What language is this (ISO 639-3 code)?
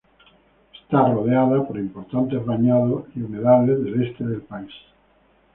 spa